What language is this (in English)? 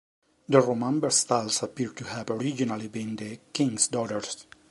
English